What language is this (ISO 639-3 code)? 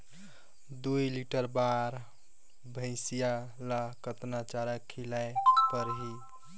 hne